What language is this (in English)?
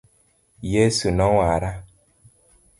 Luo (Kenya and Tanzania)